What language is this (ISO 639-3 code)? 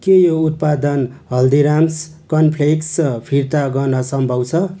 nep